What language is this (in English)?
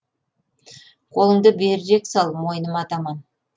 Kazakh